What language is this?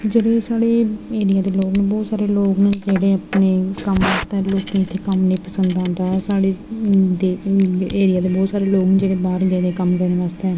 Dogri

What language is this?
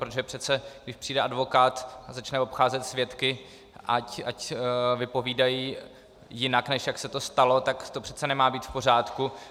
Czech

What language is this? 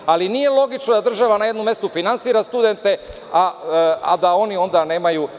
Serbian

